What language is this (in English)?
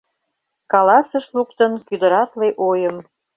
Mari